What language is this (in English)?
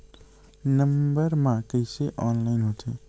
Chhattisgarhi